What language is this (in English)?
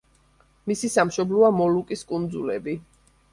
Georgian